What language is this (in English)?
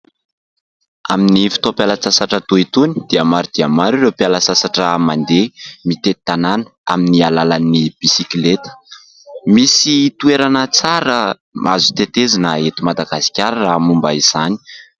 Malagasy